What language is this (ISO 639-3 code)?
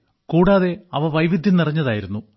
mal